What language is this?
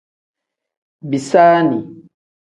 Tem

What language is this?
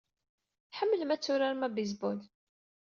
Kabyle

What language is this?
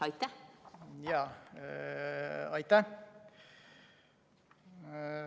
Estonian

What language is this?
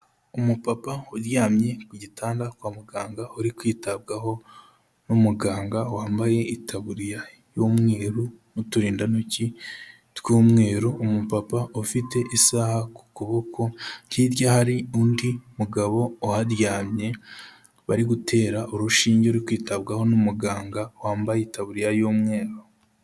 Kinyarwanda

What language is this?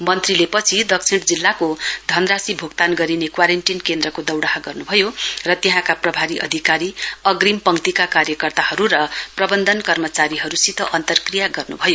Nepali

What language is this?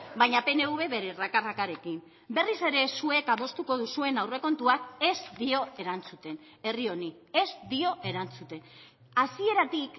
Basque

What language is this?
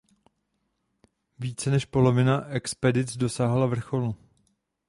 Czech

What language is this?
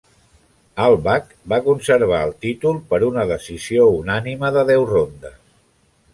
Catalan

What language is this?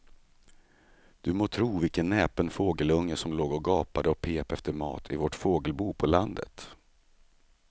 Swedish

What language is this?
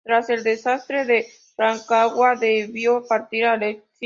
Spanish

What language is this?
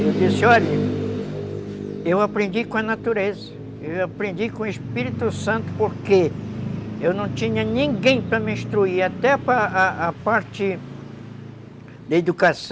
Portuguese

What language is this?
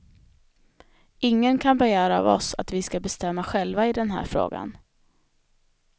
Swedish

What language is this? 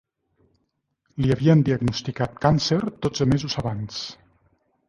Catalan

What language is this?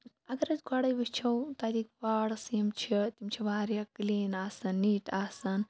Kashmiri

